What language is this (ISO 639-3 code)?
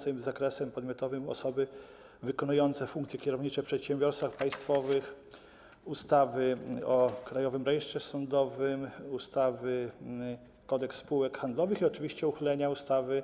pol